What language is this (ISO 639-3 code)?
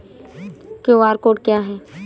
hin